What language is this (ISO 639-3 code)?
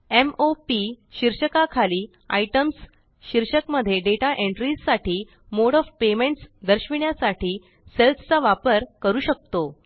mar